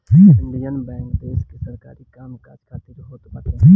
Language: Bhojpuri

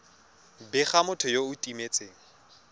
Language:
Tswana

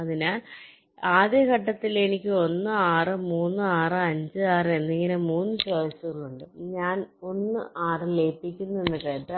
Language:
Malayalam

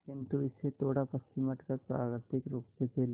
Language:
Hindi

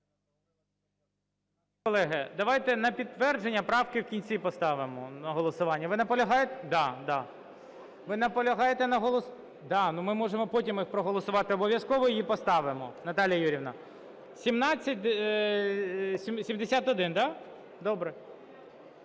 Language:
Ukrainian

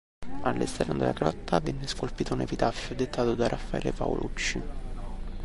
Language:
Italian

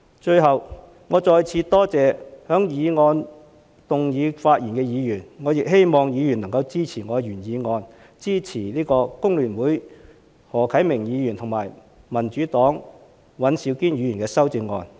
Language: Cantonese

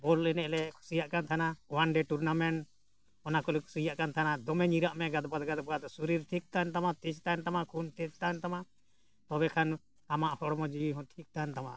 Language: Santali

